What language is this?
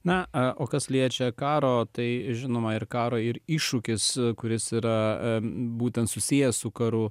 Lithuanian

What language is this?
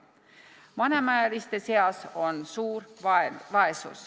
Estonian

